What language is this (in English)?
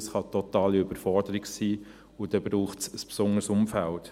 Swiss German